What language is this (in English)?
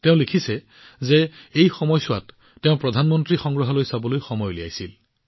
Assamese